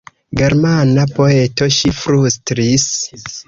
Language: Esperanto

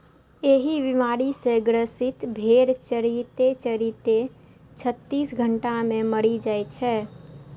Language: Maithili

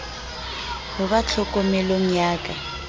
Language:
Southern Sotho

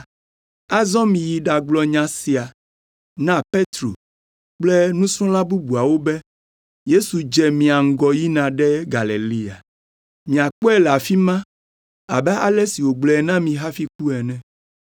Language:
Ewe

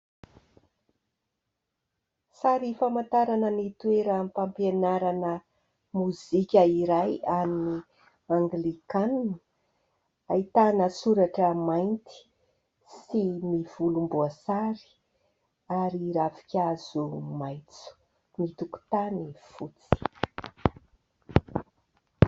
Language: Malagasy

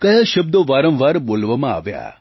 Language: Gujarati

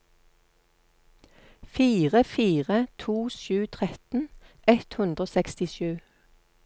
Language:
Norwegian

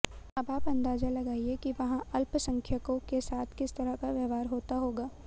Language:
Hindi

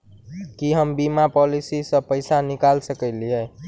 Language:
Maithili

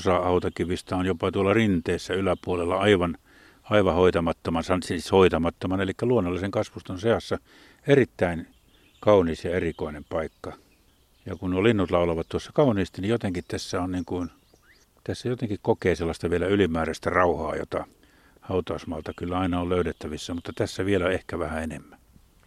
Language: Finnish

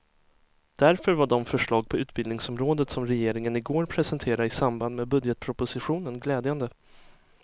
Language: Swedish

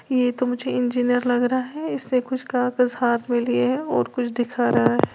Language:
Hindi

